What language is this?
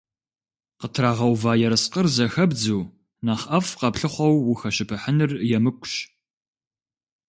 Kabardian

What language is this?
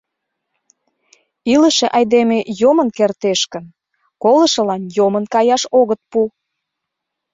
Mari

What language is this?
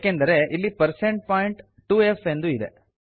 Kannada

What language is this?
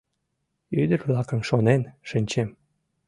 Mari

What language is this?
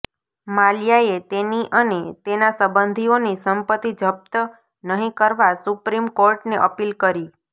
Gujarati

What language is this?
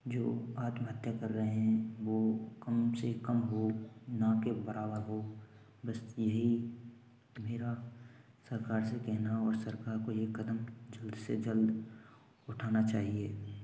Hindi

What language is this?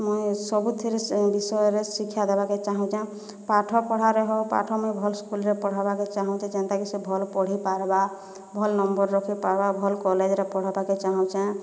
Odia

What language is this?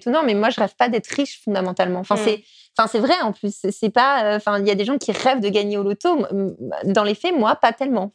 French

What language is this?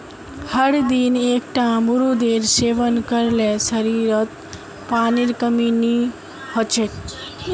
Magahi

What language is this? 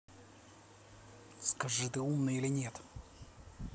Russian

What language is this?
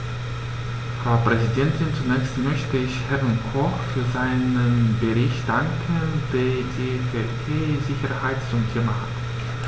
German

